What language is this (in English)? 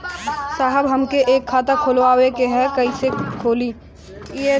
Bhojpuri